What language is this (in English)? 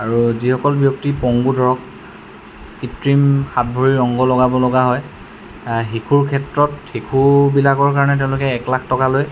Assamese